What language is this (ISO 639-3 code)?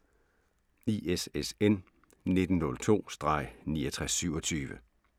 dan